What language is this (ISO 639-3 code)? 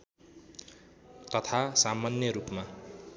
nep